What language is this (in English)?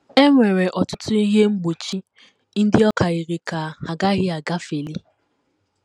Igbo